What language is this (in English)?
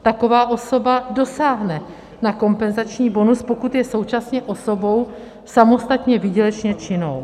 Czech